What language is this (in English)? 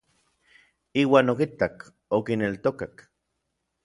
Orizaba Nahuatl